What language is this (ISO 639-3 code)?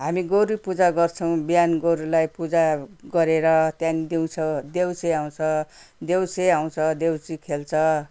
nep